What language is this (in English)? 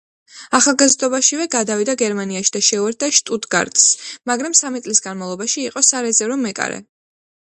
Georgian